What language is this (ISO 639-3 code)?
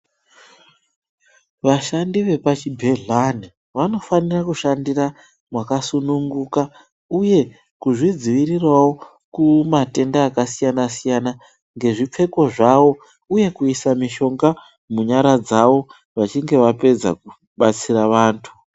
ndc